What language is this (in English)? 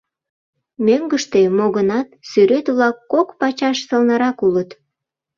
Mari